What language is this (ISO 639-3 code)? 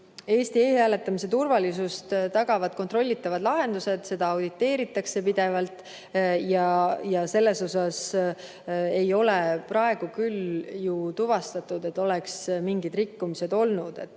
est